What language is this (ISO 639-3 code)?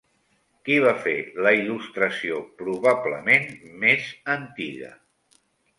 cat